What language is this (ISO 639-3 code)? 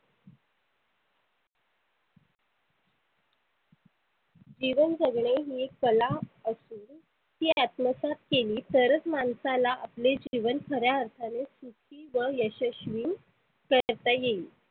mar